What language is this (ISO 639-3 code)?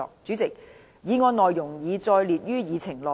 yue